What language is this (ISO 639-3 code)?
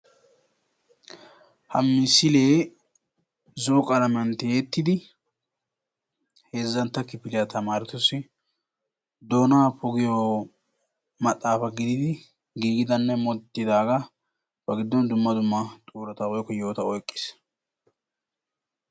wal